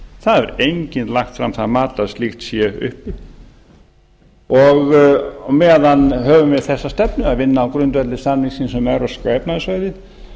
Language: Icelandic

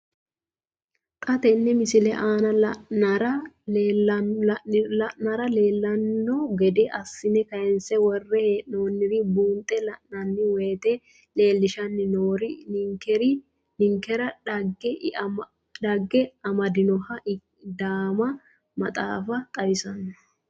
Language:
Sidamo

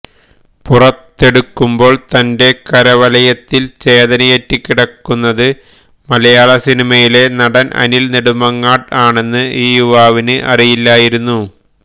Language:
Malayalam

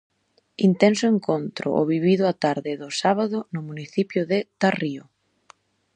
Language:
Galician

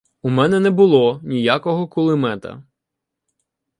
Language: Ukrainian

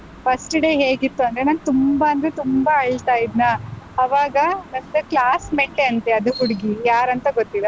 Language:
Kannada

